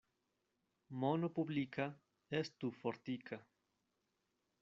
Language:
Esperanto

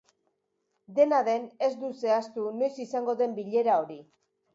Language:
Basque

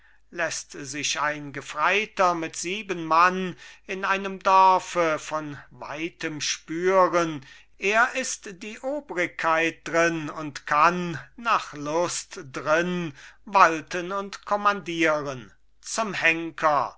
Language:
German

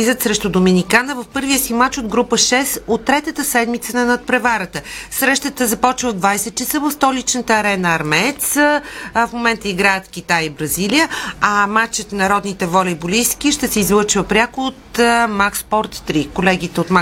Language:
Bulgarian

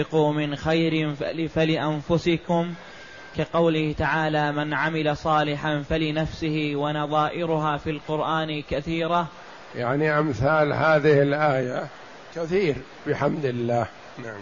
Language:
Arabic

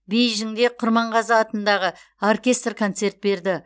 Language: Kazakh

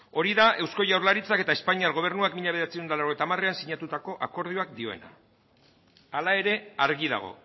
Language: Basque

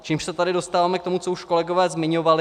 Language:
Czech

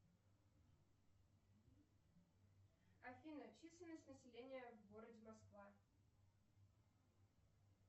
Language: Russian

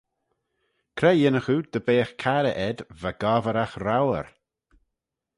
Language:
Manx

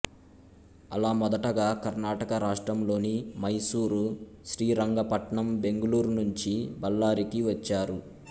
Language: Telugu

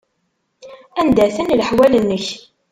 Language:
Kabyle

